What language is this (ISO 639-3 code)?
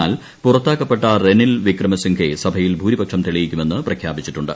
mal